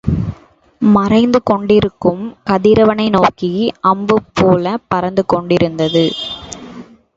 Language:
Tamil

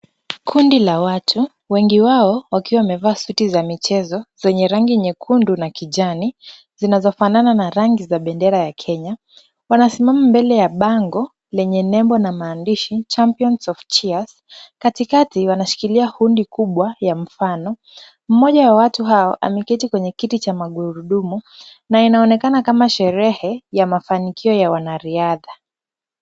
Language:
Swahili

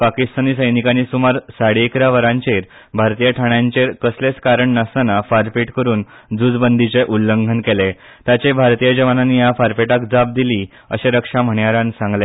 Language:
Konkani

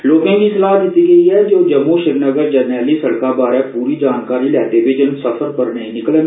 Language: Dogri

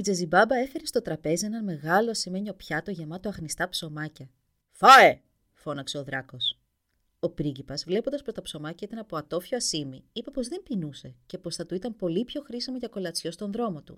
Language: Greek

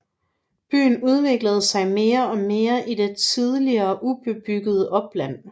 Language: Danish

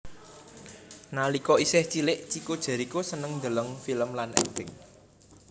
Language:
Javanese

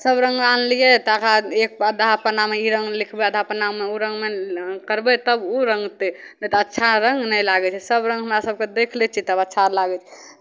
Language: Maithili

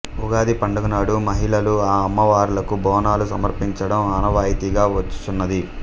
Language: Telugu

